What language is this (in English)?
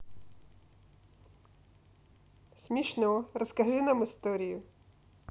Russian